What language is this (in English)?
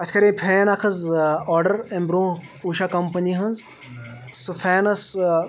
Kashmiri